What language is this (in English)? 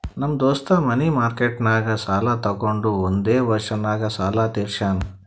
Kannada